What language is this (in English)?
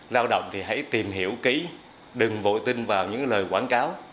Vietnamese